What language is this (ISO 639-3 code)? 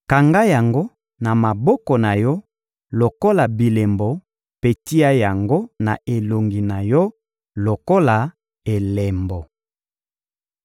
lin